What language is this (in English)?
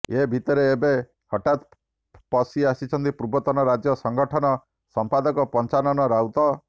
Odia